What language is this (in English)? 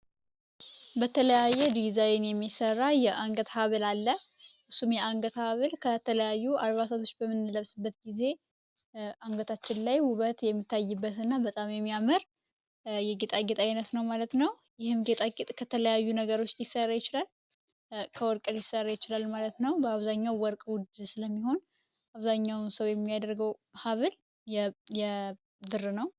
Amharic